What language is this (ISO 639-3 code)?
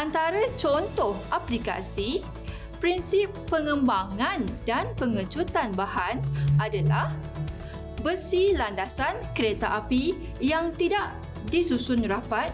msa